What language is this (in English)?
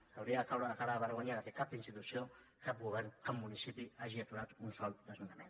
Catalan